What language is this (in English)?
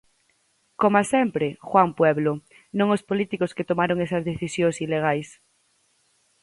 Galician